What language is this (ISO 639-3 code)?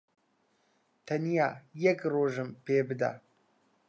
ckb